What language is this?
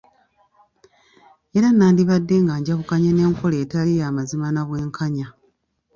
Ganda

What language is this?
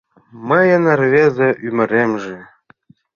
Mari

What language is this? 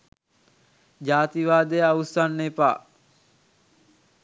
Sinhala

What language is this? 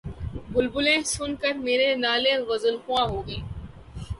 Urdu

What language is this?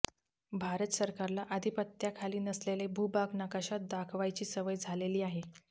Marathi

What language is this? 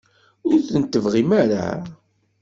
Kabyle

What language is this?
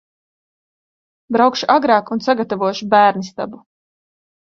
Latvian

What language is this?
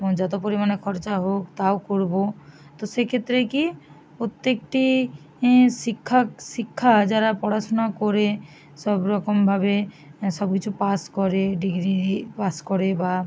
Bangla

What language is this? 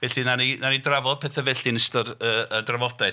Welsh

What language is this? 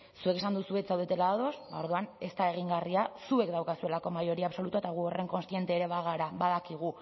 Basque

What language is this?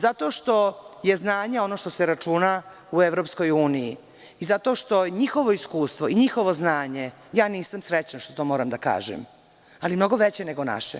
Serbian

